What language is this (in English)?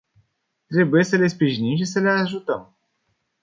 Romanian